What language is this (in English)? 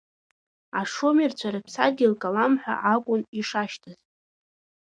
Abkhazian